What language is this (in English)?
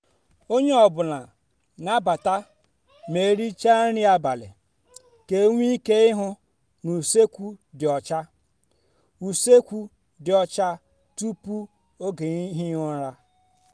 Igbo